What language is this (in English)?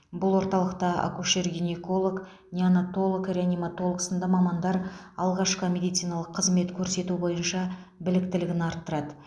Kazakh